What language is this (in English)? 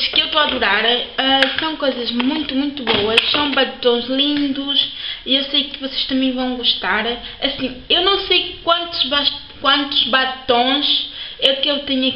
Portuguese